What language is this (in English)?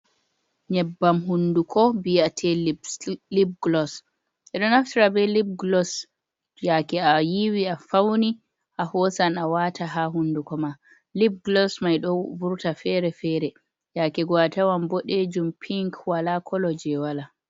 Fula